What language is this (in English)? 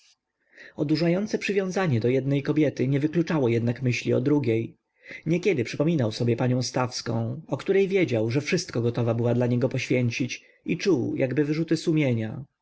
Polish